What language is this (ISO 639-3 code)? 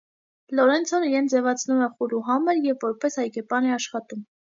hye